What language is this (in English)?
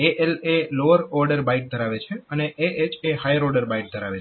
Gujarati